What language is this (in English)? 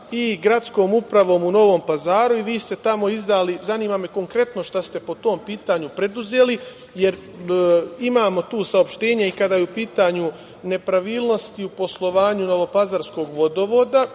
Serbian